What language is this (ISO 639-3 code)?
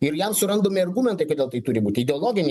lit